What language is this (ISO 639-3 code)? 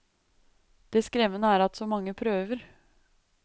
nor